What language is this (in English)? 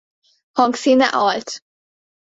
Hungarian